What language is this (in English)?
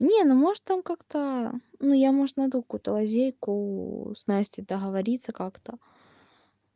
Russian